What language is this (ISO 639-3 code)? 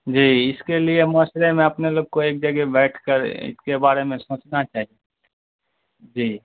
urd